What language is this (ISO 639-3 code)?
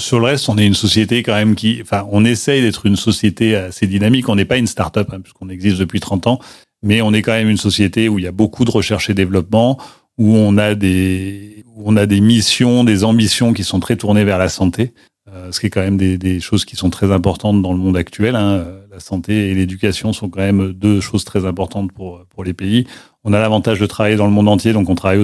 fra